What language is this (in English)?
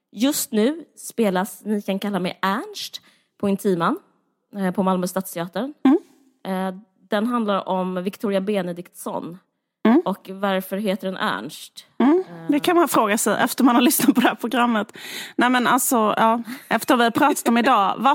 Swedish